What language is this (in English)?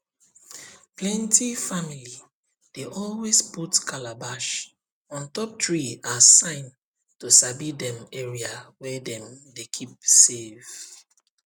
Nigerian Pidgin